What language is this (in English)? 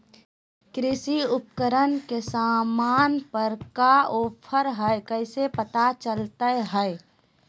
Magahi